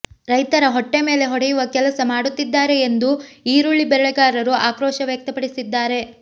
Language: Kannada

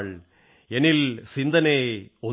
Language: Malayalam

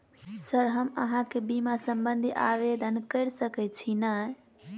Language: Maithili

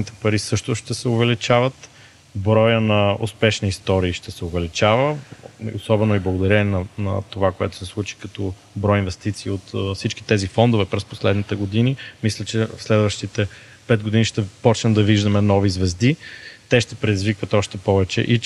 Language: Bulgarian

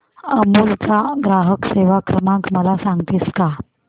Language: Marathi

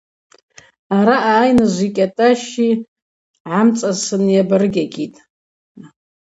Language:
Abaza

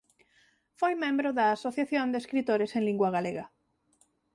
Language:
Galician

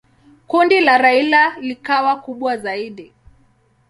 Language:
Swahili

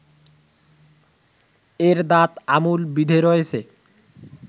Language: Bangla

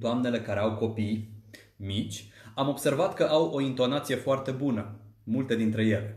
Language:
Romanian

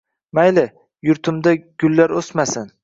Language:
Uzbek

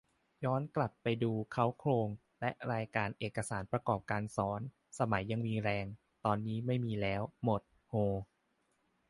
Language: Thai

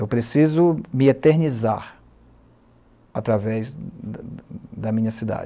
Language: Portuguese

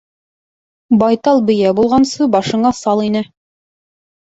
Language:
Bashkir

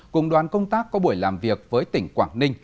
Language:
Vietnamese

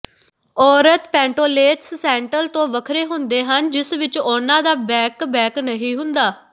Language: Punjabi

